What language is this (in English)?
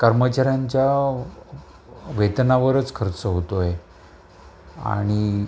Marathi